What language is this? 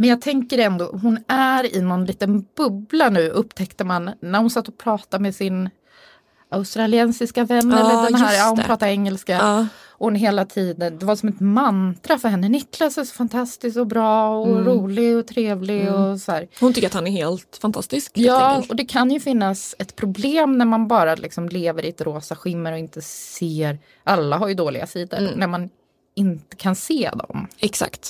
Swedish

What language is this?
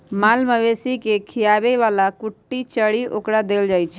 Magahi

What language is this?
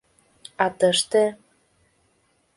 Mari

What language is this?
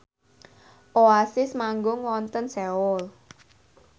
Javanese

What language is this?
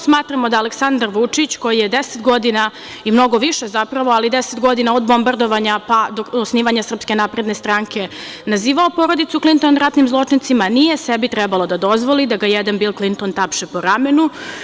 Serbian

